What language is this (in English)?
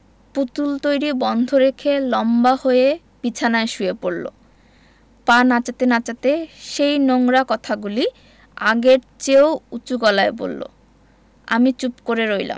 Bangla